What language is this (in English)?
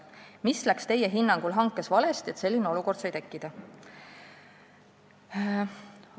Estonian